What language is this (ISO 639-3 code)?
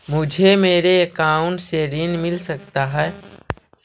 mag